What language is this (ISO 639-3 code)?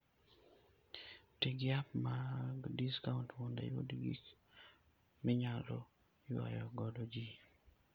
luo